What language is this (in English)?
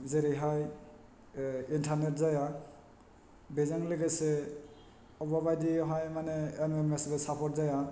Bodo